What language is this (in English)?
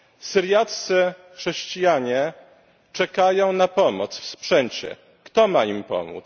Polish